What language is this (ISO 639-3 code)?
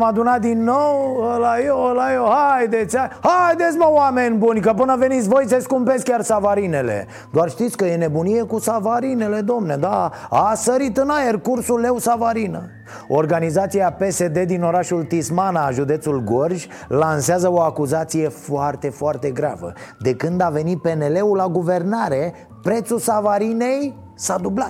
ron